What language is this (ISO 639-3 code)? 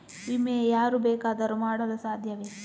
kan